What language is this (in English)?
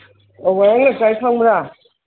Manipuri